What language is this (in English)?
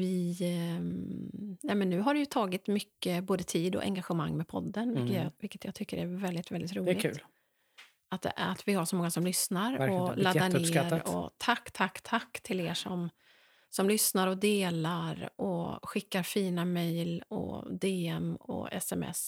Swedish